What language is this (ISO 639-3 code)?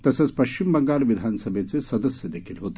mar